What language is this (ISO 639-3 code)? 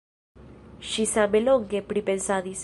epo